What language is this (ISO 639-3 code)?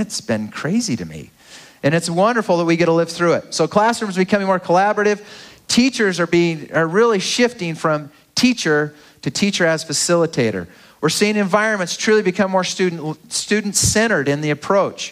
eng